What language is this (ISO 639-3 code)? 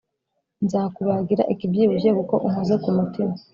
kin